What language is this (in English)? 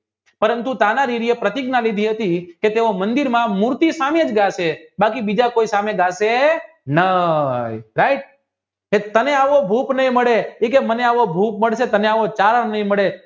Gujarati